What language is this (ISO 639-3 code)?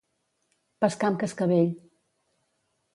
cat